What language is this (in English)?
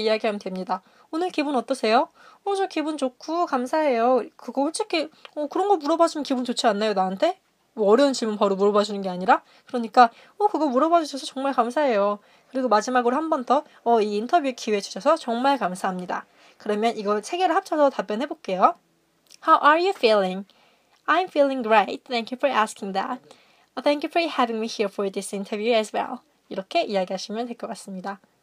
Korean